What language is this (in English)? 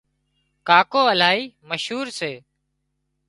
Wadiyara Koli